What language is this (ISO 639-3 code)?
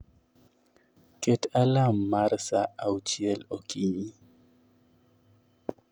luo